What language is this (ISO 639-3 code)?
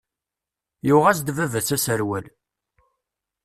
kab